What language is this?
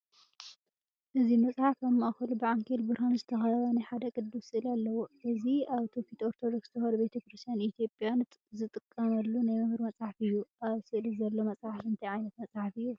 Tigrinya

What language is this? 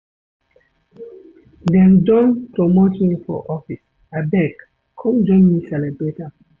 Nigerian Pidgin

